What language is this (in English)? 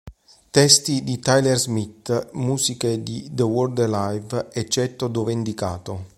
Italian